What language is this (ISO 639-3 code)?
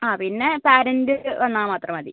mal